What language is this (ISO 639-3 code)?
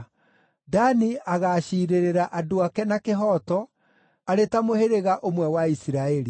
kik